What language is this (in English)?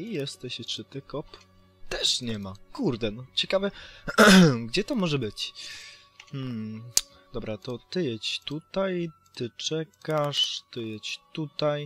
Polish